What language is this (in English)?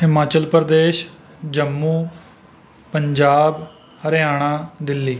Punjabi